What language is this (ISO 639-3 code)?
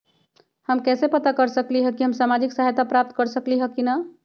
mag